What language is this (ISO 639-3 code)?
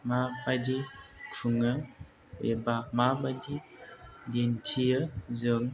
brx